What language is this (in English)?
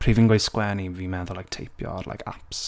Welsh